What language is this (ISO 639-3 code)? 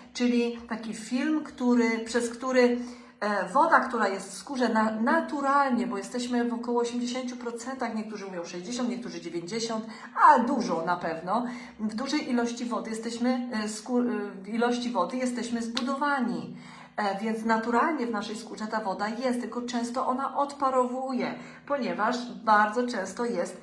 pol